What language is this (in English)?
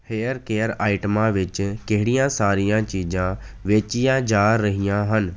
Punjabi